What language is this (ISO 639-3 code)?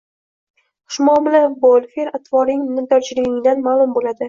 uzb